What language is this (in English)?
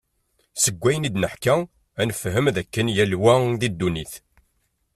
Kabyle